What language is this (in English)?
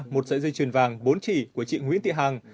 Vietnamese